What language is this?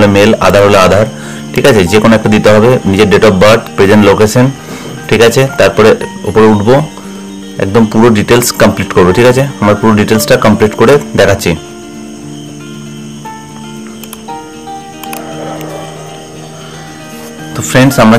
Hindi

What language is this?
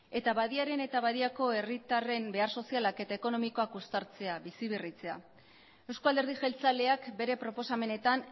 Basque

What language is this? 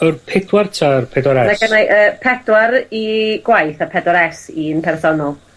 Welsh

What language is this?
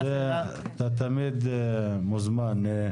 Hebrew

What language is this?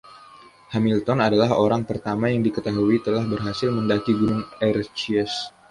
Indonesian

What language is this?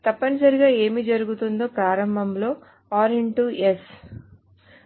Telugu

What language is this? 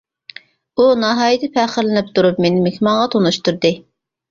Uyghur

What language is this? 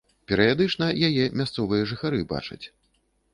Belarusian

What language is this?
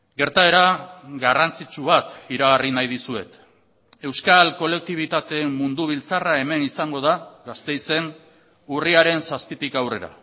Basque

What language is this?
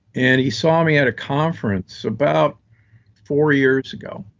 English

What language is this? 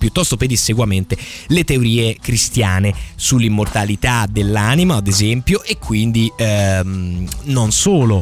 Italian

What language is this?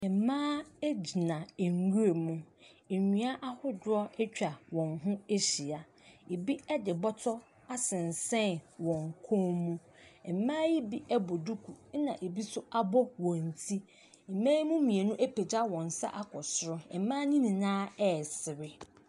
Akan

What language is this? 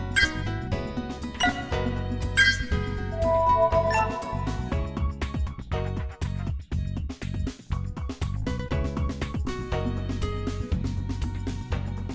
Vietnamese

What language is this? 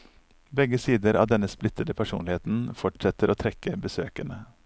Norwegian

